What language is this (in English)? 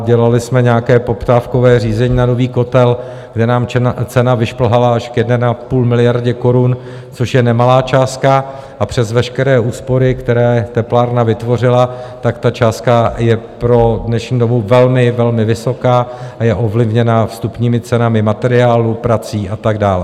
Czech